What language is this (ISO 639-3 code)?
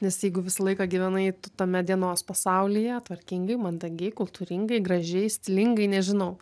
lit